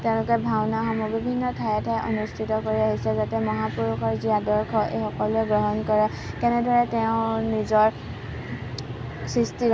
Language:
Assamese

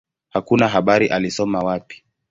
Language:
Swahili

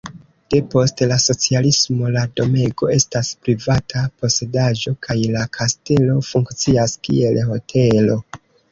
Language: Esperanto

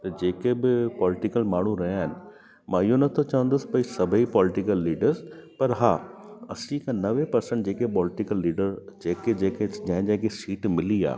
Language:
Sindhi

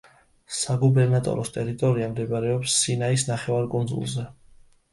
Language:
Georgian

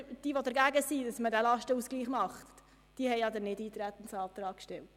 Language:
Swiss German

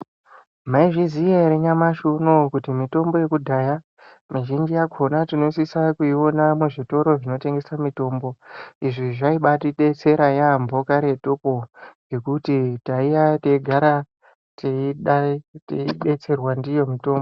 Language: Ndau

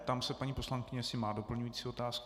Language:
Czech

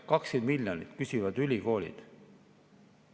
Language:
Estonian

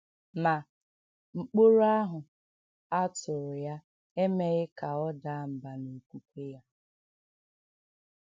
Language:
Igbo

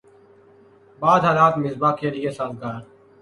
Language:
Urdu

